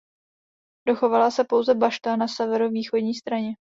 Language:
Czech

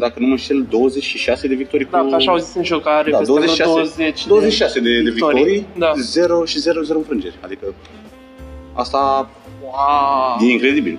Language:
Romanian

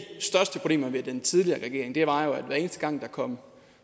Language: Danish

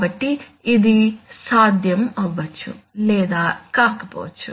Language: Telugu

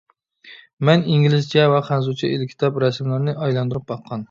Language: Uyghur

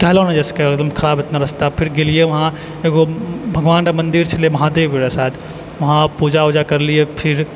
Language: Maithili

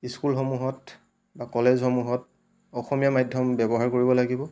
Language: Assamese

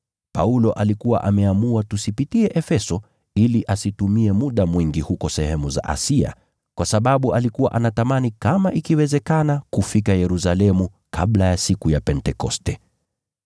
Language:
Swahili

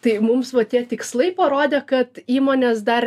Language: Lithuanian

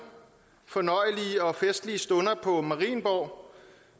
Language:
Danish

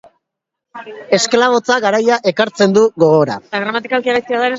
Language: Basque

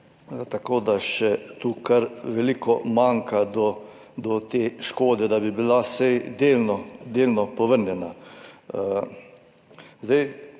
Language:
Slovenian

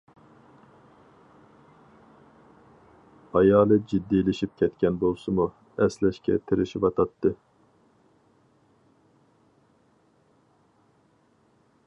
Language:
Uyghur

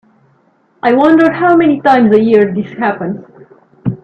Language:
English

